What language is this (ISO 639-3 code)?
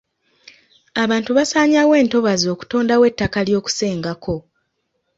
lug